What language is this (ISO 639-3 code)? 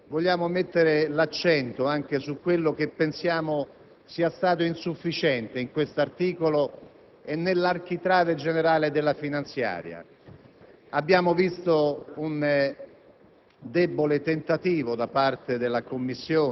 ita